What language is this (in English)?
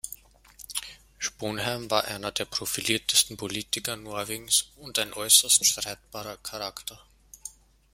German